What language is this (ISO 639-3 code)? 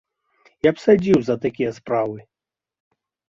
bel